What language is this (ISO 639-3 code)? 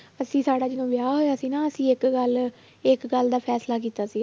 pan